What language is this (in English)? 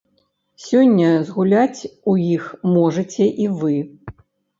Belarusian